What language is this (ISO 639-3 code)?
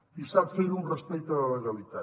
cat